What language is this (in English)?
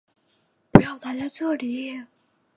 Chinese